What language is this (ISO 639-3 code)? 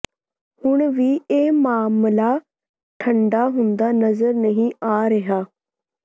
pan